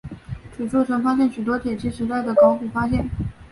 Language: Chinese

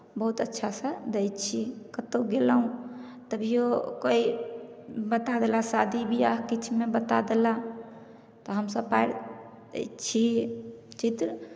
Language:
Maithili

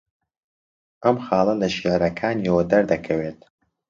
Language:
Central Kurdish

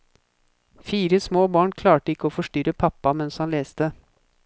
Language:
Norwegian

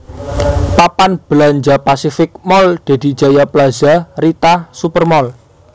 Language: Javanese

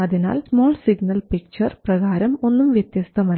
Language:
Malayalam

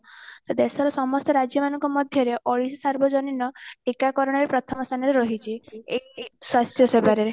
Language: Odia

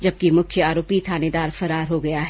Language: Hindi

